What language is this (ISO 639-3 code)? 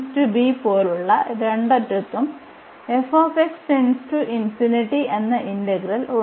mal